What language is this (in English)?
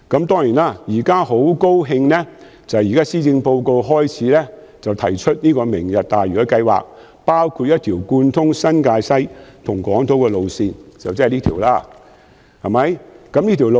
Cantonese